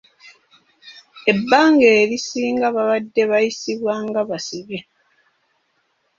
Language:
Ganda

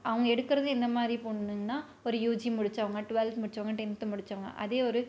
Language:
Tamil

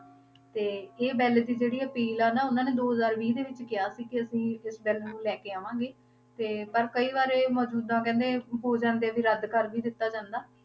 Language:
Punjabi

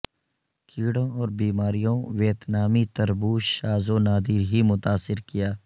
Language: Urdu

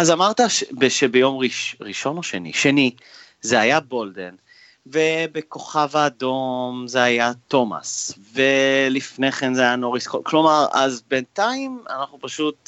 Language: Hebrew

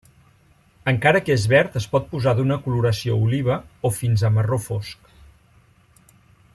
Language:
Catalan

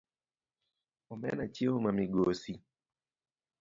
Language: Luo (Kenya and Tanzania)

